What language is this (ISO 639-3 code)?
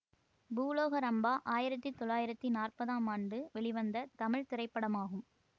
tam